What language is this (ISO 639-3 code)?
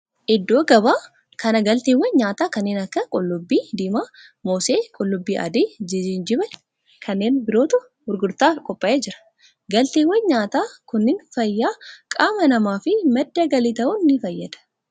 orm